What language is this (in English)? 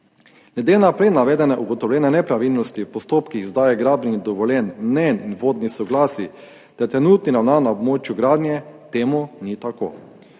Slovenian